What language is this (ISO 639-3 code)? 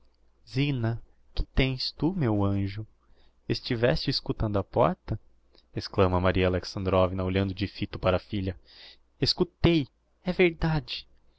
por